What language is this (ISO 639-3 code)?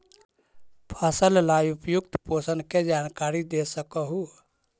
mag